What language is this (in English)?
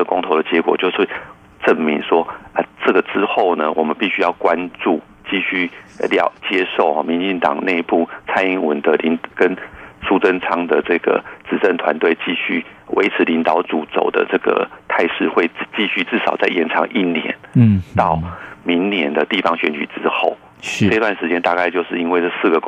Chinese